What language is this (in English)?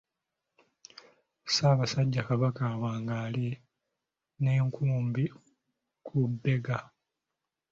Ganda